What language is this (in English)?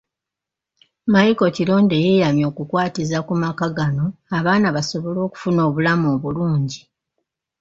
Ganda